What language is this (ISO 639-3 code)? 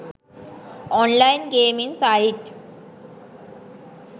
sin